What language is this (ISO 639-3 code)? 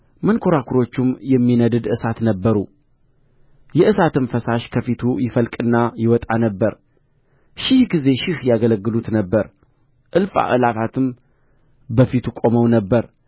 amh